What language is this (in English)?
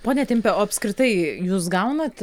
Lithuanian